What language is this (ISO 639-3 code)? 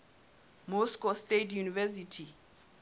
sot